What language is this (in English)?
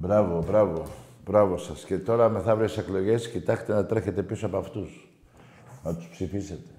Greek